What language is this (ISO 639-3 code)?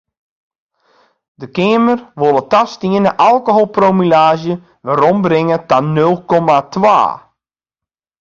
fry